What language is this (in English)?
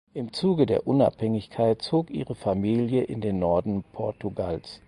German